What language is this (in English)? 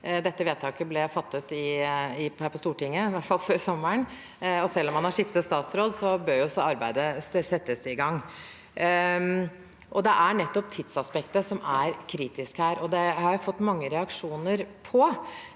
Norwegian